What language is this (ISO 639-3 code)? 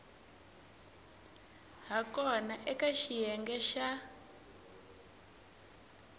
tso